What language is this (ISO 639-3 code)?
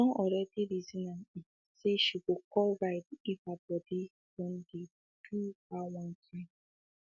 pcm